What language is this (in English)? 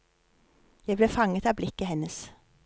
Norwegian